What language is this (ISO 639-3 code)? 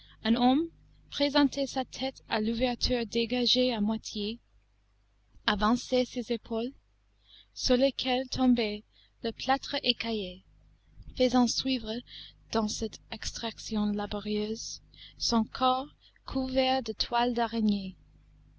fra